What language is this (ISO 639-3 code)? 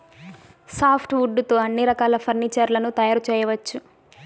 tel